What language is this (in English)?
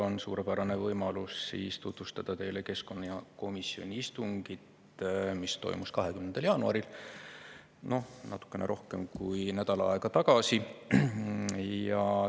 Estonian